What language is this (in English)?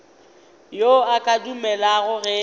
Northern Sotho